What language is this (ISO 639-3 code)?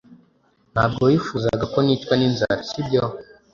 kin